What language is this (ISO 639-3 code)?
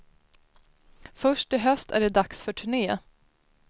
swe